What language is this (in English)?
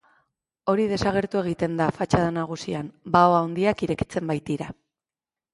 Basque